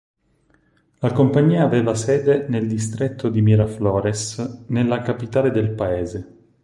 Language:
Italian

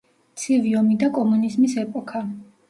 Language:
Georgian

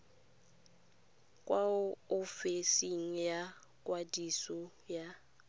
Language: Tswana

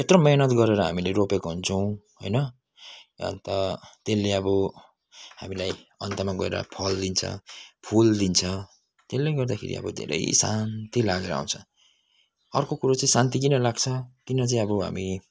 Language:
Nepali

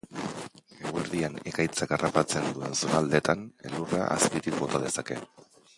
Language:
Basque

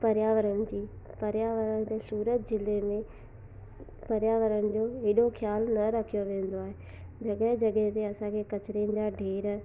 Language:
Sindhi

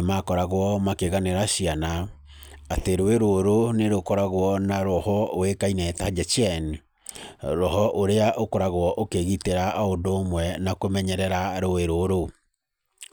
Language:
Kikuyu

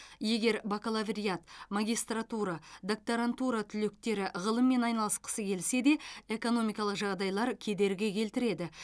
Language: Kazakh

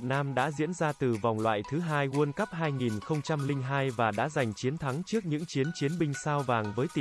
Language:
Vietnamese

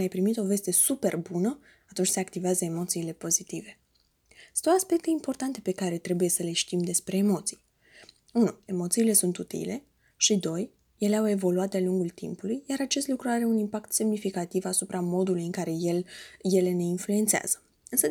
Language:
Romanian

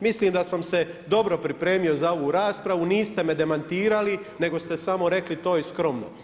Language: Croatian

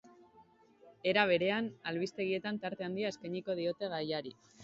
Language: Basque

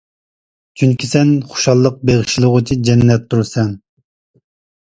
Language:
Uyghur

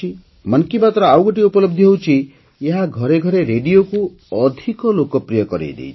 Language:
Odia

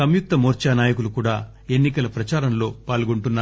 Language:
Telugu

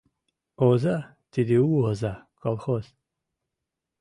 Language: Mari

